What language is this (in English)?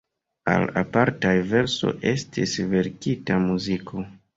Esperanto